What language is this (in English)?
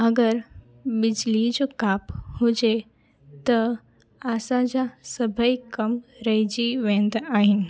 Sindhi